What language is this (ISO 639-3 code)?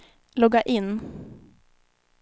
swe